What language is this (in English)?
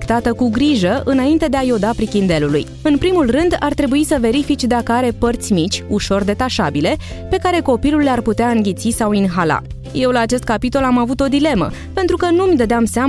Romanian